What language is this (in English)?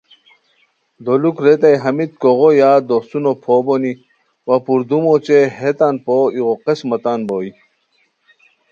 Khowar